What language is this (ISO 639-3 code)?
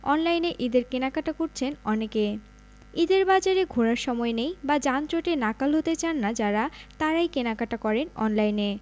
ben